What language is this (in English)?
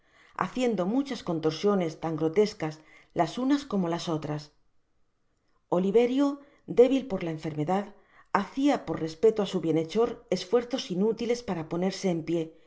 Spanish